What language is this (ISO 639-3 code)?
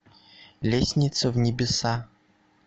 rus